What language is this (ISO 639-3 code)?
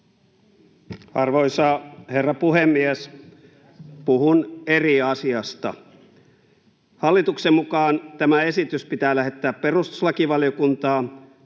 fin